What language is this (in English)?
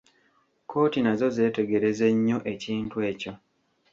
Ganda